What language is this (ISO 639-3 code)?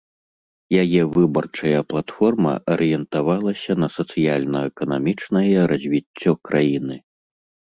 bel